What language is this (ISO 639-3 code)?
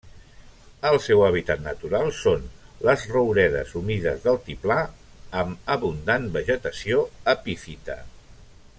cat